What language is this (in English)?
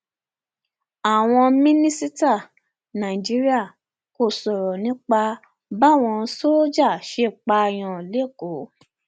Yoruba